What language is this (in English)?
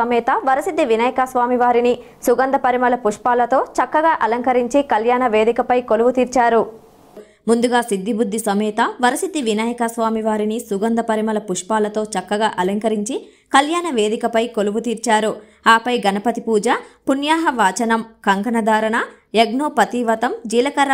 Arabic